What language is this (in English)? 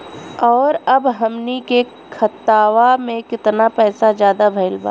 Bhojpuri